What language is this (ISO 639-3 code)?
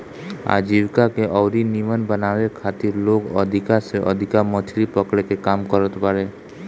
bho